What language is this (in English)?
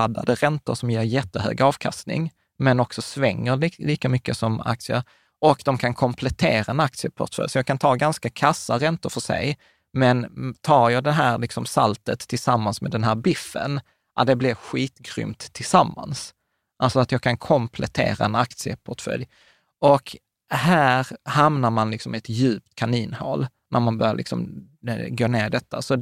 Swedish